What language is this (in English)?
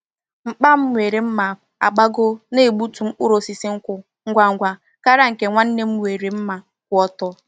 Igbo